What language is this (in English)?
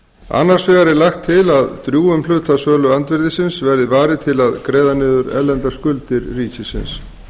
Icelandic